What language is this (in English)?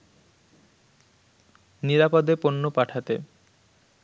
Bangla